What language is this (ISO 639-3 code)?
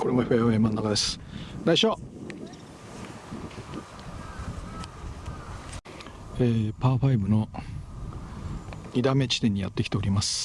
jpn